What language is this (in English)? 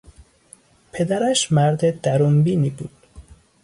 Persian